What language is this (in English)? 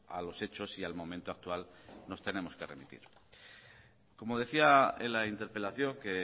Spanish